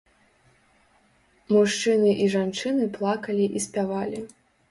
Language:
Belarusian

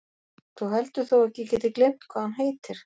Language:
Icelandic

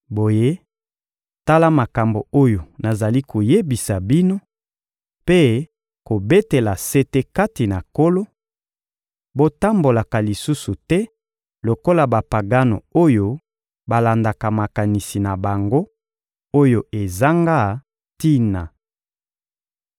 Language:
Lingala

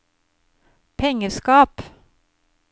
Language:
Norwegian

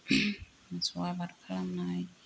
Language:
Bodo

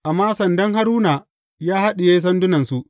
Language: Hausa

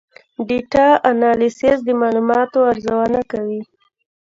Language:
Pashto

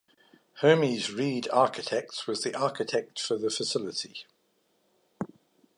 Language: English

